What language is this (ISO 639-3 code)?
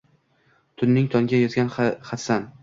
uzb